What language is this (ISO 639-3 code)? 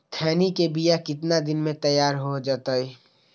mag